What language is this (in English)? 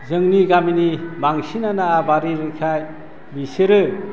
Bodo